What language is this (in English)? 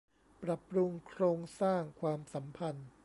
Thai